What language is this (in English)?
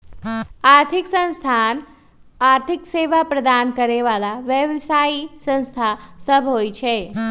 Magahi